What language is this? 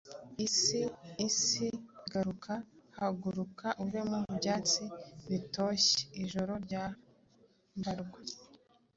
Kinyarwanda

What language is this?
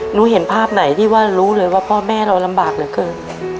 Thai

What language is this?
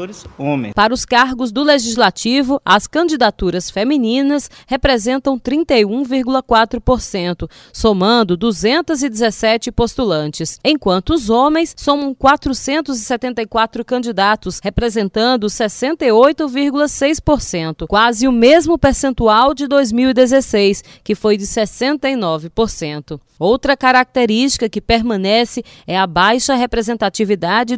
Portuguese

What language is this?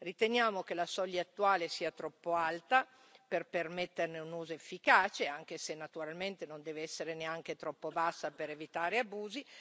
Italian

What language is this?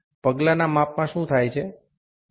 Bangla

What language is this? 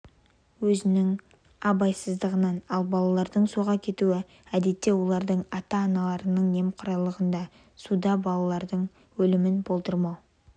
Kazakh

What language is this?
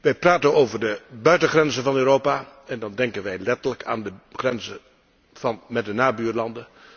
Dutch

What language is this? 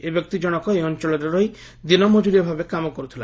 Odia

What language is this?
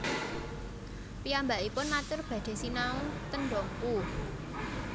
Javanese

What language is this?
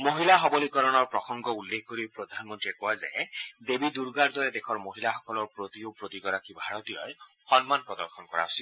Assamese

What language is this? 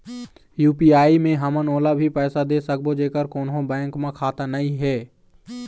Chhattisgarhi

